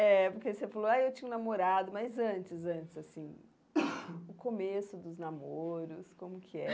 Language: Portuguese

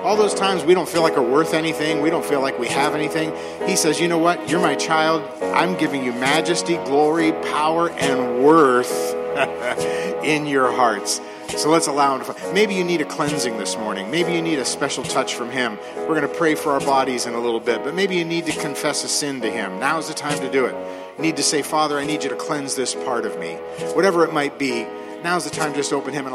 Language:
English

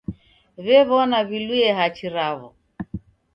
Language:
Taita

